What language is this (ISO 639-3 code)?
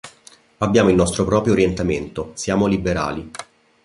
ita